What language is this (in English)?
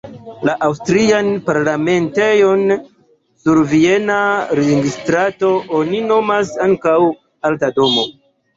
Esperanto